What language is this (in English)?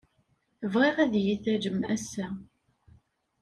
Kabyle